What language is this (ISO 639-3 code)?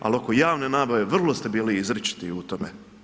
hrv